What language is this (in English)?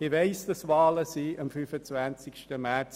Swiss German